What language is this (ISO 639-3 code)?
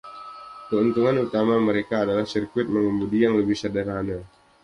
ind